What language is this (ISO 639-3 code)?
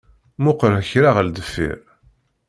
kab